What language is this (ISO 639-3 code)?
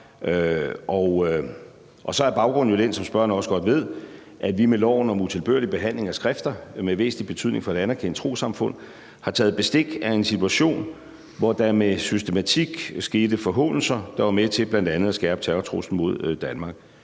dan